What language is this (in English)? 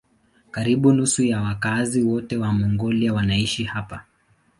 Swahili